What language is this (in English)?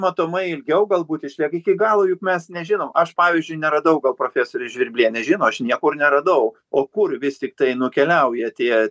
Lithuanian